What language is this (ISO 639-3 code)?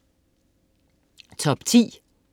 dan